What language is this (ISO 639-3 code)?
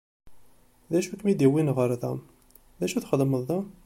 kab